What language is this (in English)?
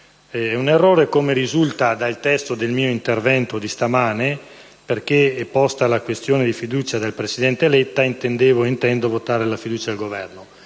Italian